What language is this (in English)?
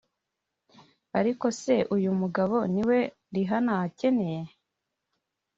Kinyarwanda